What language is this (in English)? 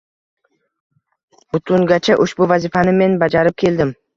Uzbek